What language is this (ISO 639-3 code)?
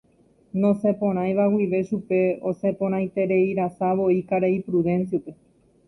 grn